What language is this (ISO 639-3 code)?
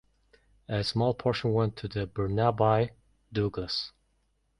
eng